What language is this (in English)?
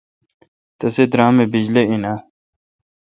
Kalkoti